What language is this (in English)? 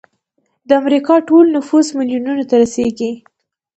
Pashto